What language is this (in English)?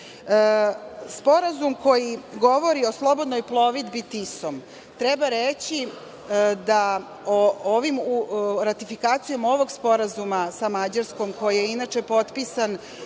Serbian